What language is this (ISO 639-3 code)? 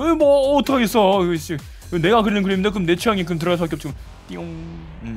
kor